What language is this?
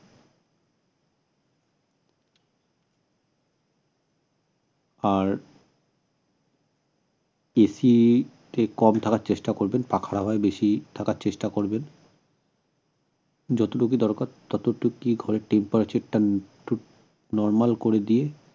Bangla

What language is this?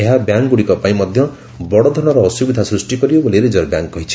Odia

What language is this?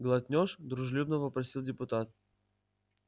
Russian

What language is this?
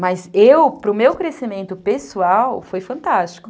Portuguese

